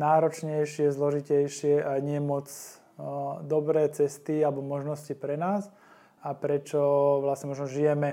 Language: Slovak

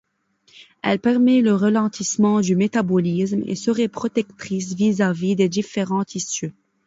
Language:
French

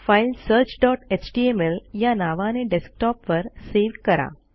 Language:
Marathi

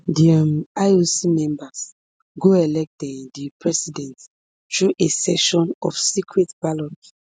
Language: Nigerian Pidgin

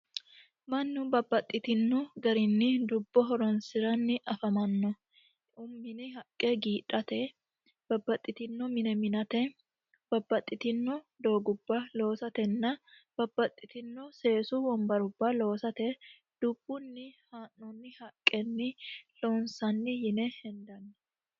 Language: Sidamo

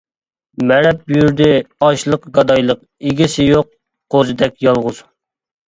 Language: Uyghur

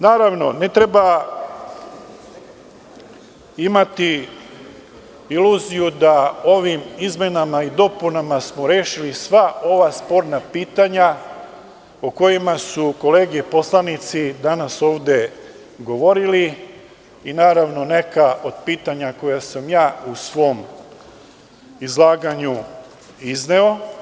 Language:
Serbian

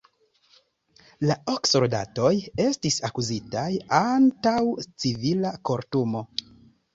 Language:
Esperanto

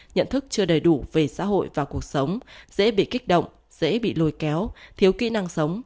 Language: Vietnamese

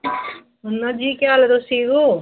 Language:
Dogri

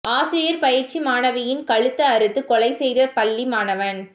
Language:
Tamil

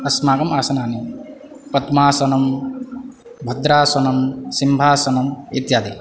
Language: Sanskrit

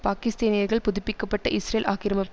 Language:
Tamil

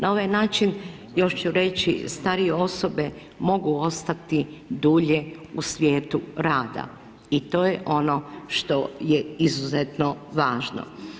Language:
Croatian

